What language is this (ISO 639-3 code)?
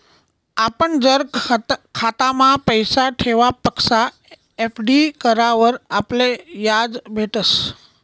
mar